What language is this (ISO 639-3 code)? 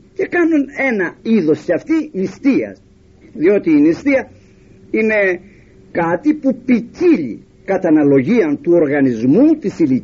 ell